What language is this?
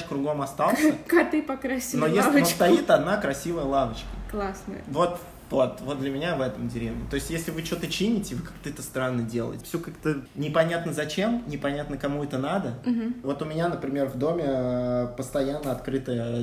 Russian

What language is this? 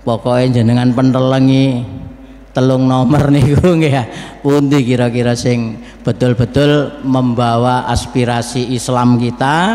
Indonesian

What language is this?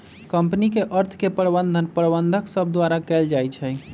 Magahi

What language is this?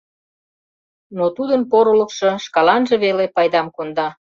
Mari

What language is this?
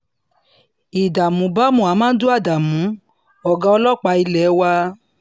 Yoruba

